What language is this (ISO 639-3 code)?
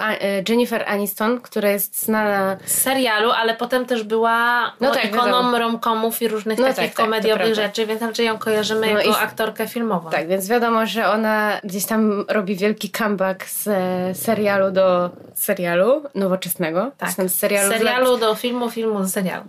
pol